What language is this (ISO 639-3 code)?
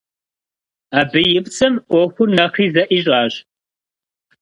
kbd